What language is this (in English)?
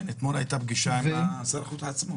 Hebrew